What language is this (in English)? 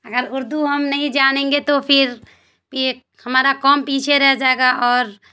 Urdu